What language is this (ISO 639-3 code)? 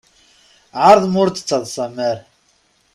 kab